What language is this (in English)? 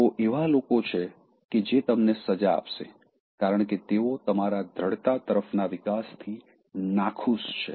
Gujarati